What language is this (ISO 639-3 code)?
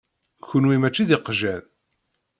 kab